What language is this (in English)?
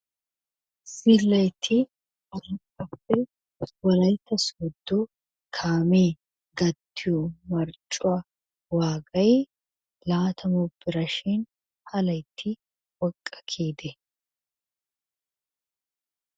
Wolaytta